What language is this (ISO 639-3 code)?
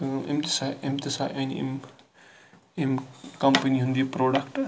kas